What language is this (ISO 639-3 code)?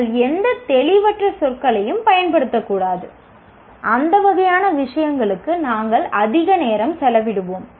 tam